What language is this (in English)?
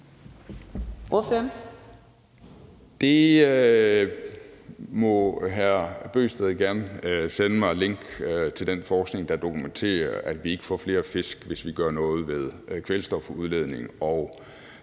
Danish